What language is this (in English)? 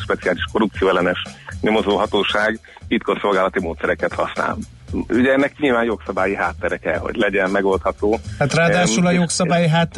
Hungarian